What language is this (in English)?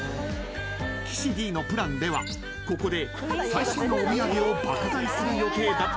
Japanese